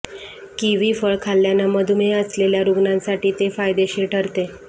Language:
Marathi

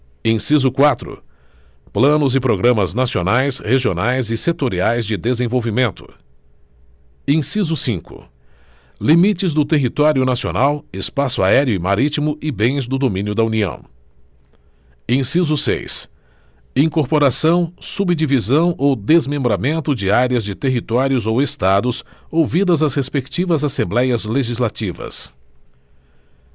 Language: Portuguese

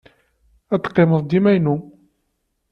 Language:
Kabyle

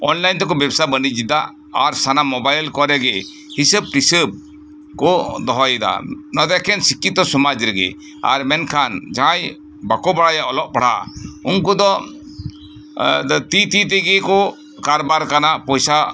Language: Santali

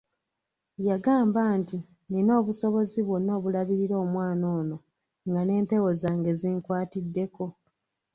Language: Ganda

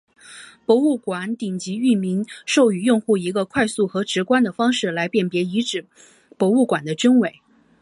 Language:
Chinese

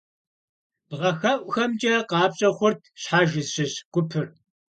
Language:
Kabardian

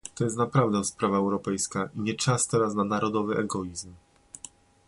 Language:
Polish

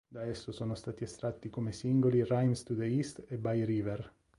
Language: Italian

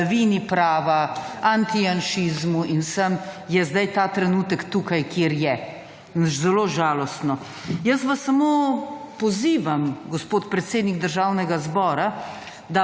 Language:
Slovenian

